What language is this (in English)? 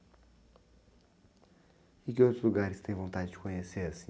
Portuguese